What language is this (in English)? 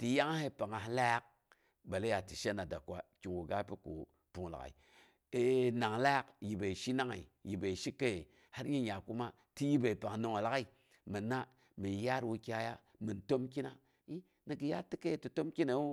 Boghom